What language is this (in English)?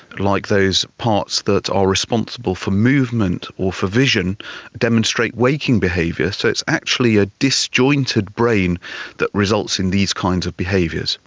English